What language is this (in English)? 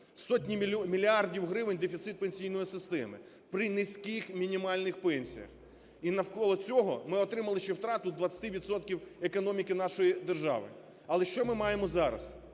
Ukrainian